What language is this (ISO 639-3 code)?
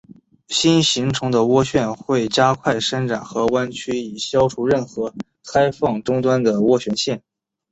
zho